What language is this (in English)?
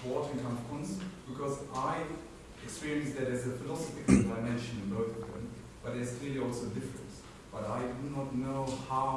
English